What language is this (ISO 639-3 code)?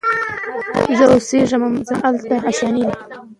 pus